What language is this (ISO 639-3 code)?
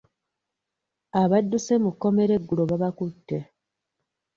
lug